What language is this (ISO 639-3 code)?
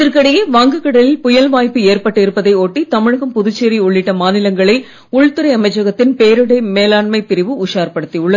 tam